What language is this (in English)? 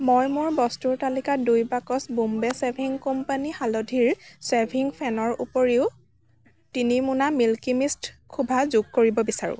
Assamese